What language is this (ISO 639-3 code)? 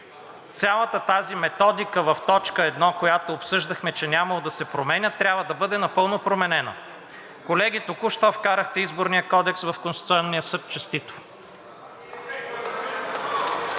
bul